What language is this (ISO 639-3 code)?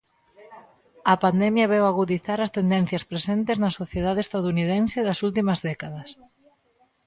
glg